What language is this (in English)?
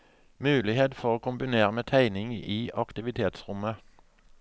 Norwegian